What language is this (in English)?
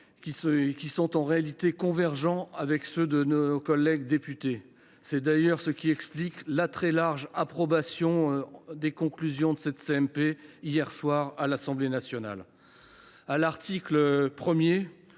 French